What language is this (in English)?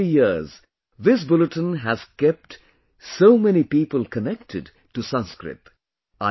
English